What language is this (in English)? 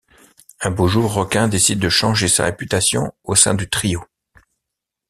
French